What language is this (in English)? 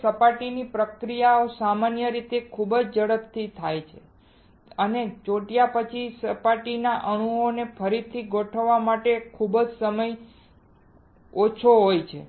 Gujarati